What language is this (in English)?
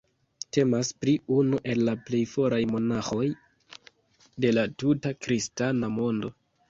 Esperanto